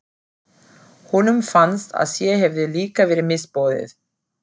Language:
Icelandic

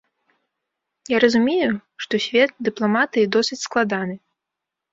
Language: Belarusian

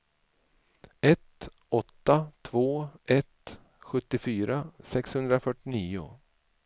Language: Swedish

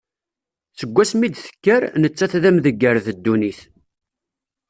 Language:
Kabyle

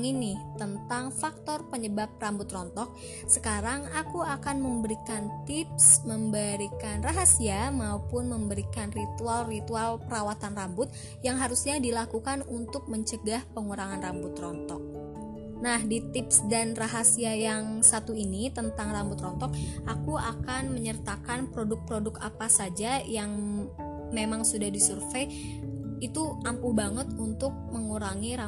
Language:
Indonesian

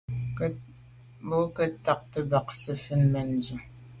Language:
Medumba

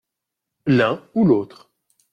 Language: French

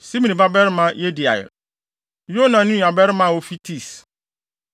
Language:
Akan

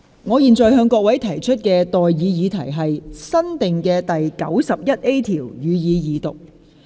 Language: Cantonese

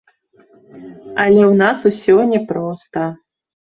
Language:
Belarusian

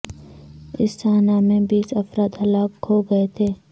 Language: Urdu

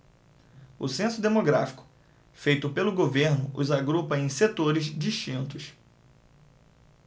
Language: Portuguese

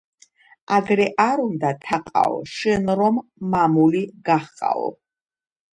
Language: Georgian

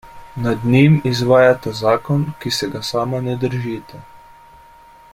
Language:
Slovenian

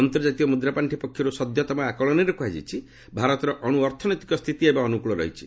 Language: Odia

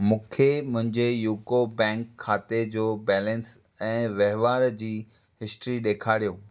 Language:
Sindhi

